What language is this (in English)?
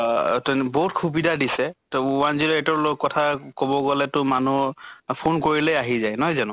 Assamese